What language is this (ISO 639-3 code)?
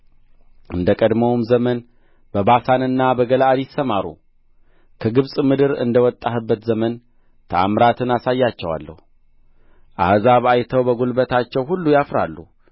amh